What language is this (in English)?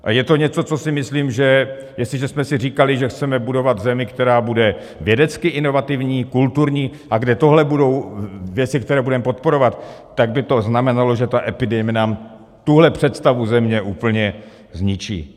Czech